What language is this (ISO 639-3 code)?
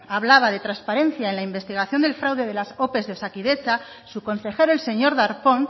spa